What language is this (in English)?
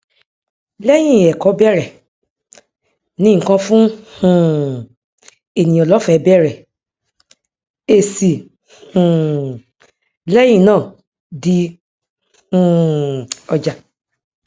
Yoruba